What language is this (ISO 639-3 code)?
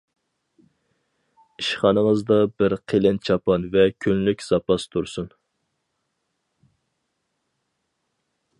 uig